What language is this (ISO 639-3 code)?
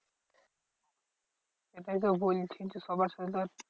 ben